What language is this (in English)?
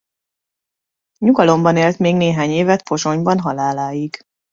Hungarian